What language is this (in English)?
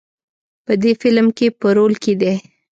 Pashto